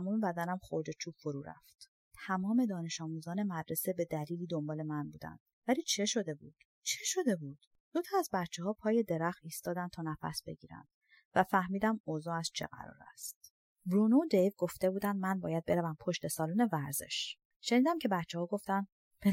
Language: Persian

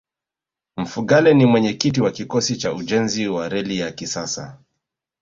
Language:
Swahili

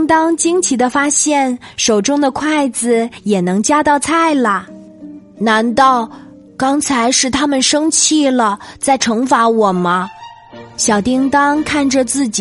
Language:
Chinese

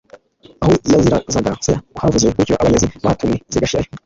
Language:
Kinyarwanda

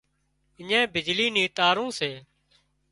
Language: Wadiyara Koli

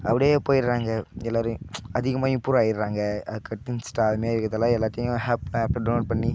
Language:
Tamil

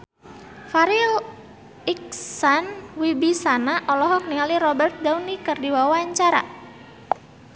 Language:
Sundanese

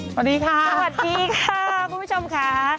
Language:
Thai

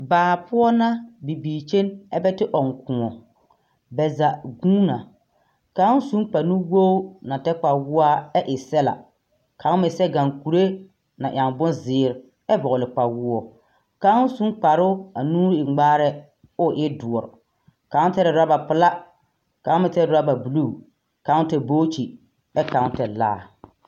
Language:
Southern Dagaare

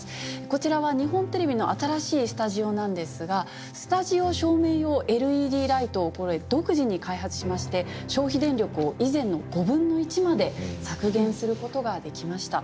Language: Japanese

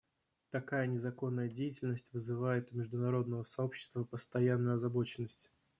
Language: Russian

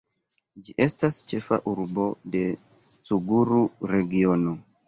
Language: Esperanto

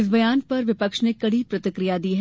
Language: Hindi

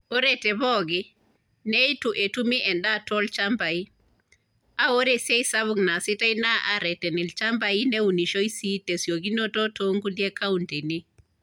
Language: Masai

